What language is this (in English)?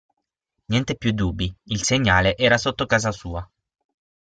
Italian